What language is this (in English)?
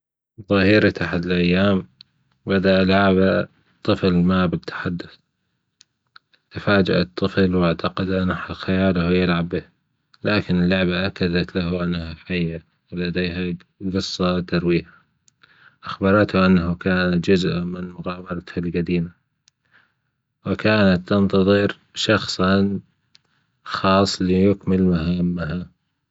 Gulf Arabic